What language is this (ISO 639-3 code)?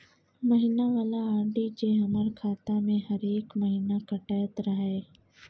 mai